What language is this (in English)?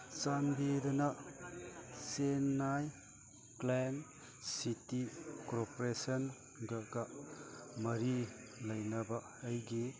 Manipuri